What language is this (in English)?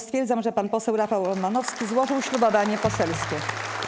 Polish